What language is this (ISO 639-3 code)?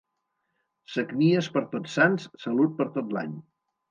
cat